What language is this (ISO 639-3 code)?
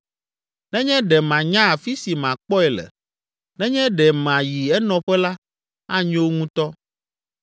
ewe